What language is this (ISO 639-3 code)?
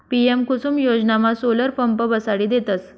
mar